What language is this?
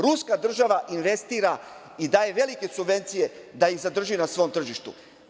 Serbian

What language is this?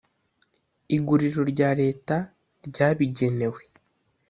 Kinyarwanda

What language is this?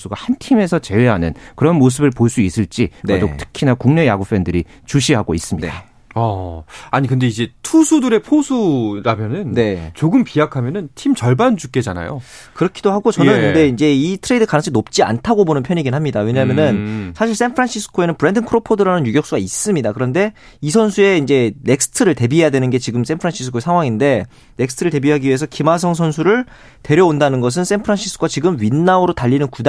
Korean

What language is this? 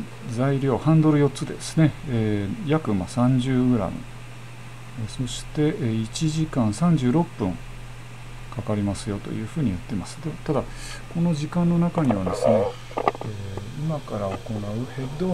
Japanese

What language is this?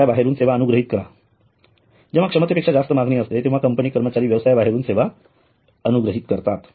Marathi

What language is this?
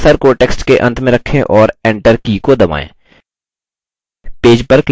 Hindi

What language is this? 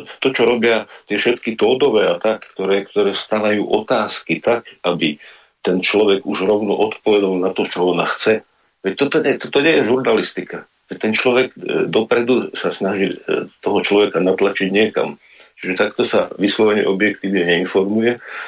Slovak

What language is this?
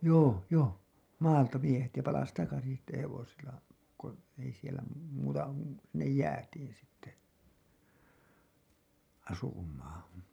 Finnish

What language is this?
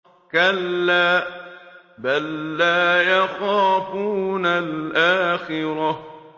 Arabic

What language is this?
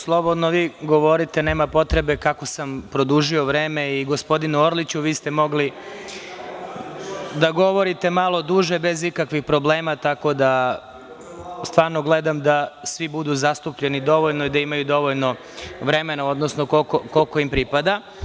Serbian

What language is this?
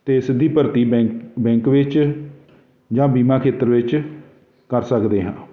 Punjabi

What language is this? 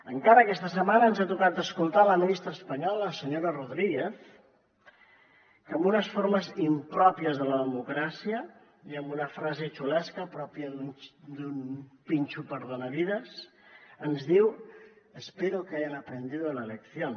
Catalan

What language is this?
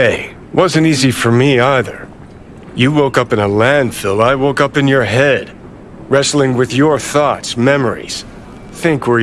English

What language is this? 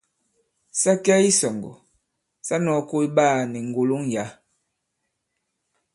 Bankon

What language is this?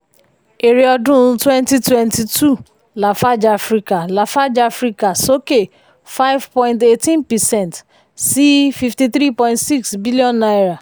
Yoruba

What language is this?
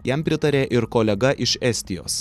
Lithuanian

